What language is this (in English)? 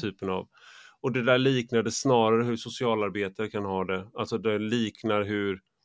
Swedish